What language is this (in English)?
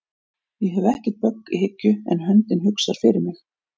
Icelandic